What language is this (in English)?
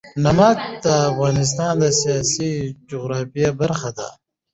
Pashto